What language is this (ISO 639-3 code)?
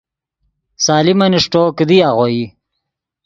ydg